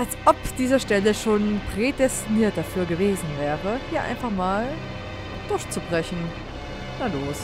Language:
German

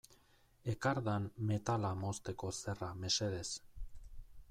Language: Basque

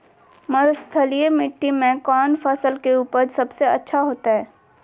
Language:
Magahi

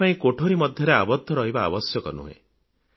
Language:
Odia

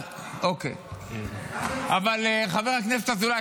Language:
Hebrew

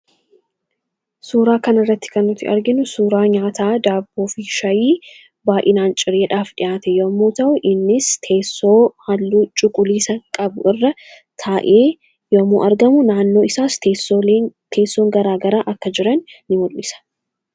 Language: Oromo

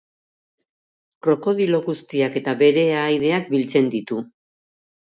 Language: Basque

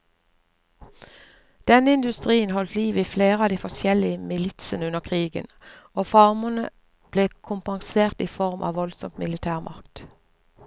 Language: Norwegian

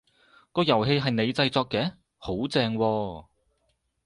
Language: Cantonese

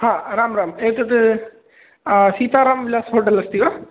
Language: Sanskrit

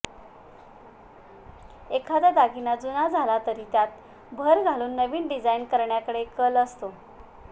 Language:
Marathi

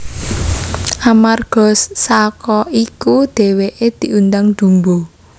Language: Javanese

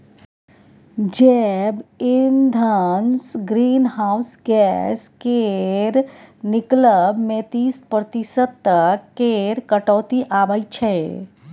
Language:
Maithili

